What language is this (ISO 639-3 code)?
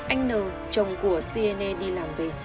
vie